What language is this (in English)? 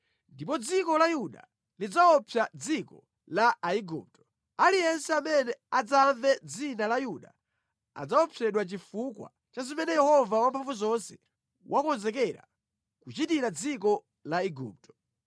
Nyanja